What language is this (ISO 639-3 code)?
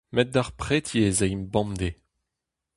bre